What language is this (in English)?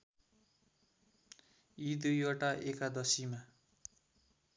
Nepali